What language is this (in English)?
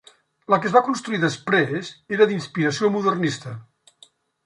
Catalan